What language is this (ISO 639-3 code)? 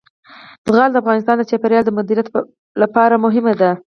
pus